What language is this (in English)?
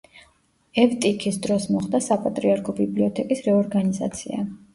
Georgian